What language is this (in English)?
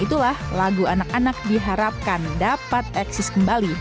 Indonesian